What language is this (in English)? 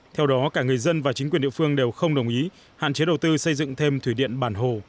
Vietnamese